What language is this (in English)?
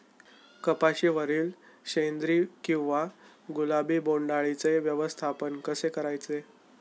Marathi